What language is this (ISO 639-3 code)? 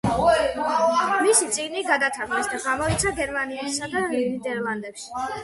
kat